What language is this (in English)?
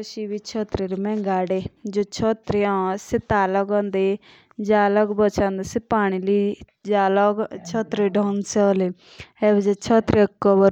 Jaunsari